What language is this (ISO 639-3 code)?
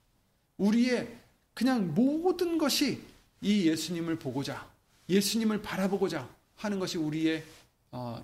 kor